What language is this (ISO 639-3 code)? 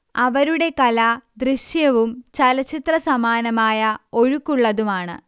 mal